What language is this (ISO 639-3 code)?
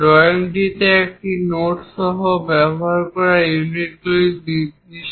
ben